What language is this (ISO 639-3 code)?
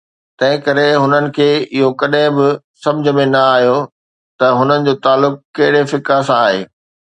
snd